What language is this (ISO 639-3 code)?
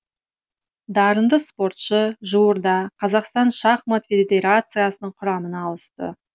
kaz